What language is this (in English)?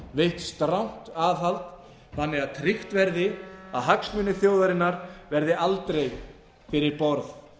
Icelandic